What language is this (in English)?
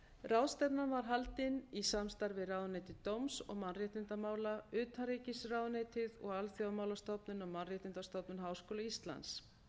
Icelandic